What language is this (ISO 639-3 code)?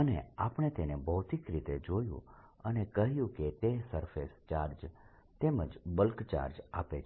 guj